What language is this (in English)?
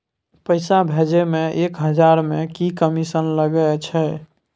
Maithili